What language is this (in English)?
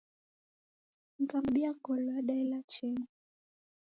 Taita